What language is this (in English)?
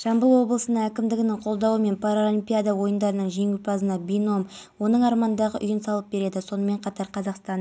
Kazakh